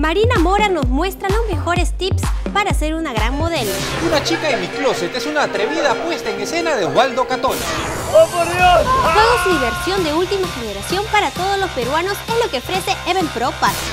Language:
Spanish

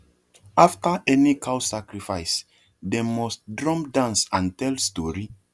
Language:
Nigerian Pidgin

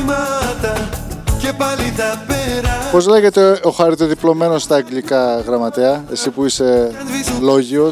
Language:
Greek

